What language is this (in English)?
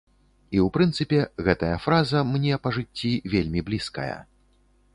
Belarusian